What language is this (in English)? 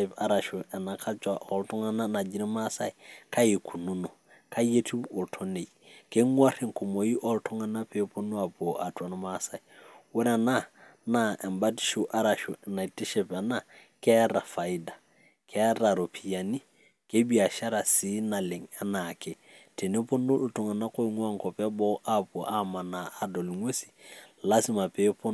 Masai